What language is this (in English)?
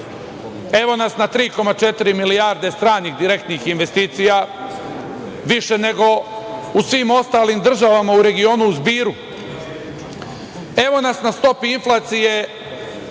Serbian